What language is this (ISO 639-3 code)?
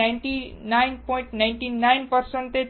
guj